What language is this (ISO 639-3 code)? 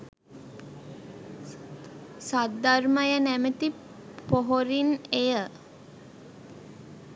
sin